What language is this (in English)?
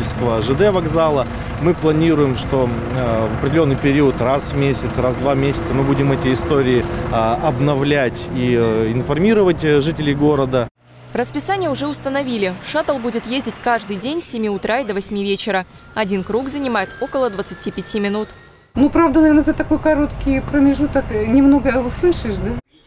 Russian